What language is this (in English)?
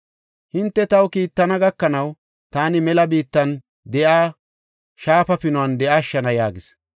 Gofa